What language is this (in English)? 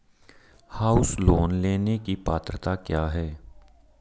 Hindi